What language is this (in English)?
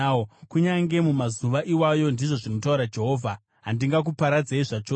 Shona